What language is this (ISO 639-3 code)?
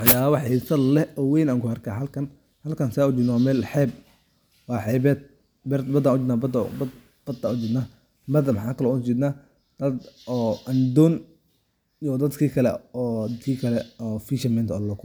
som